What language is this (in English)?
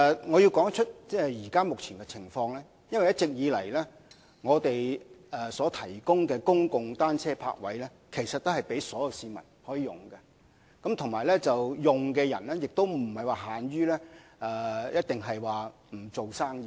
Cantonese